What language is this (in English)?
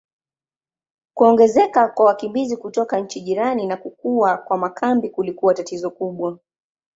Swahili